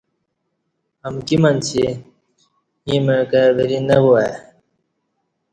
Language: Kati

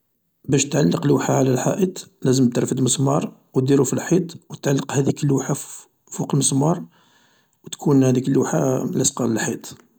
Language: Algerian Arabic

